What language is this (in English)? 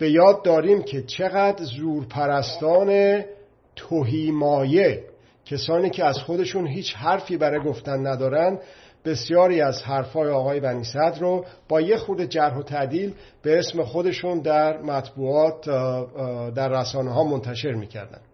Persian